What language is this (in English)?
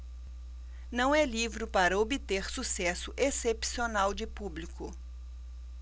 Portuguese